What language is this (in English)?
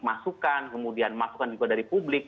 Indonesian